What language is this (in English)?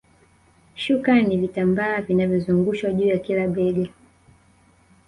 Swahili